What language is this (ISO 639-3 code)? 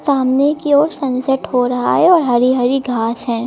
hin